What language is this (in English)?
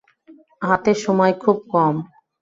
Bangla